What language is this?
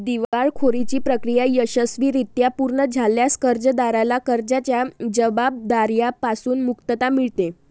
Marathi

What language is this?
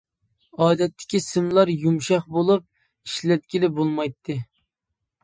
Uyghur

